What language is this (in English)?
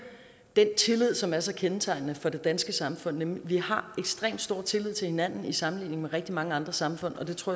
Danish